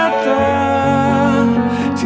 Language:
Indonesian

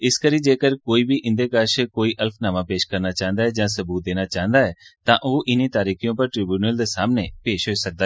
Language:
Dogri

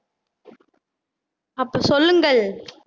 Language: Tamil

